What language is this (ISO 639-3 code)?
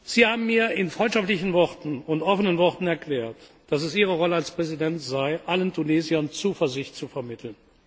deu